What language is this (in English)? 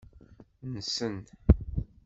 Kabyle